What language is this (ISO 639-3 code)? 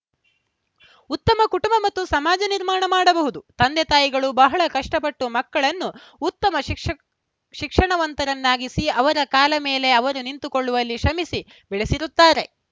kan